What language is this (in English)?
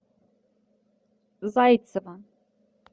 Russian